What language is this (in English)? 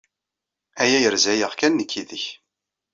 Kabyle